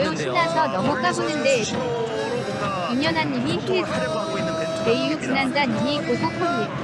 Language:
Korean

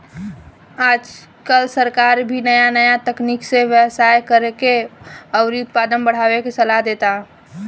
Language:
Bhojpuri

